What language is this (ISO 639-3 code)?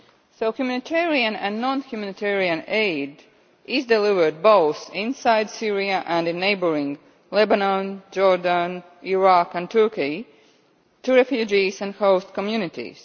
eng